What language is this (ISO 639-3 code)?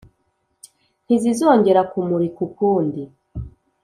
kin